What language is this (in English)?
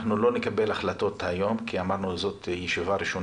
Hebrew